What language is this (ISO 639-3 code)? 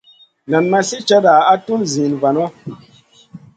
mcn